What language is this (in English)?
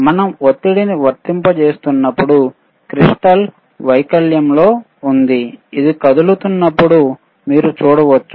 Telugu